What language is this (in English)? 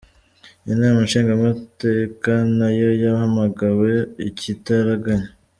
Kinyarwanda